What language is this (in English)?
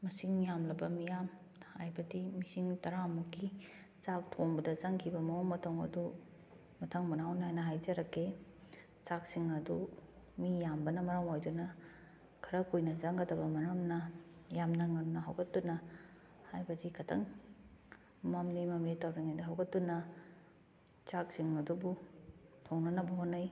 Manipuri